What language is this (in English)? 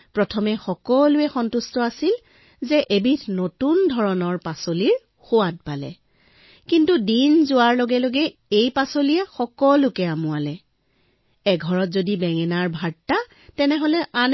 Assamese